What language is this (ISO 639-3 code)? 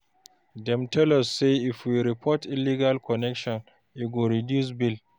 pcm